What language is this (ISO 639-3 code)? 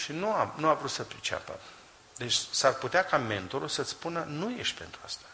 ron